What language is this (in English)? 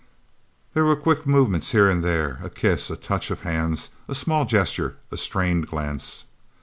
English